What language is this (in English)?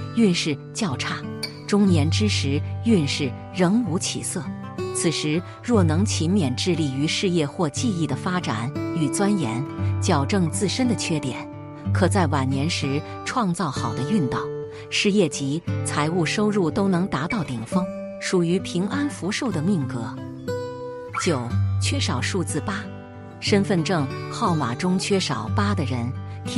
Chinese